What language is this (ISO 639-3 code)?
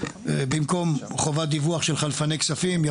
heb